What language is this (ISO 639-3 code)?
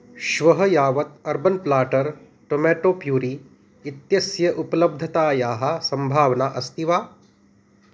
san